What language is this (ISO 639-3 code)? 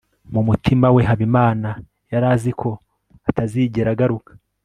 kin